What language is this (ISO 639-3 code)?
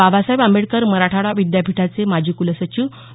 mar